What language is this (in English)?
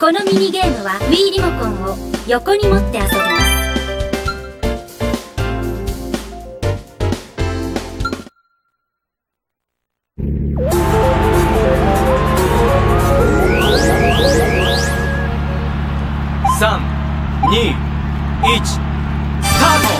Japanese